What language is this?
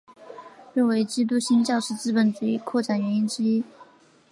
Chinese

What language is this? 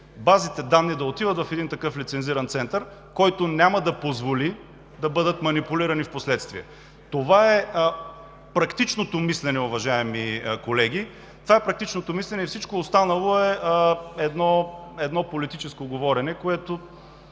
Bulgarian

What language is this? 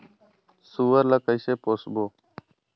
Chhattisgarhi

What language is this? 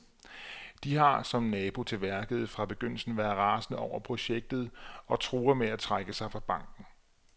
Danish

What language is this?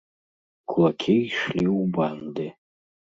Belarusian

